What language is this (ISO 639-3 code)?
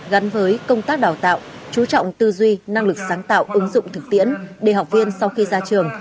vie